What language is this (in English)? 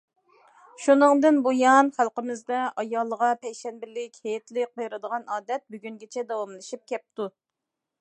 Uyghur